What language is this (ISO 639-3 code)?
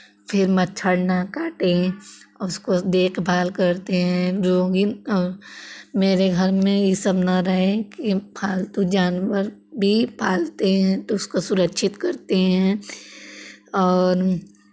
hin